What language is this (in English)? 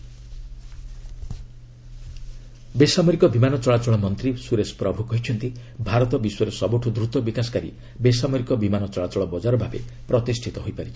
Odia